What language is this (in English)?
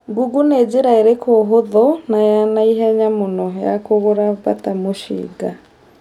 Kikuyu